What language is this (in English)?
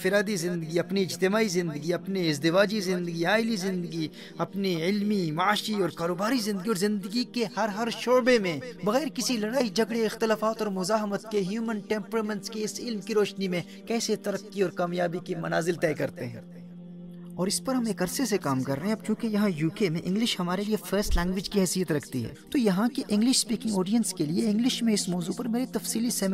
Urdu